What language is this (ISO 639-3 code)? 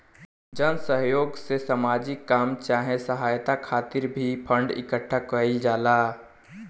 bho